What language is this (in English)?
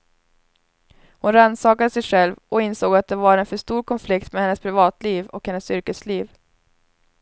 Swedish